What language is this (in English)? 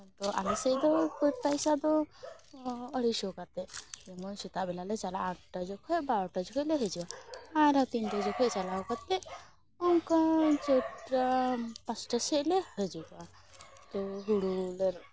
Santali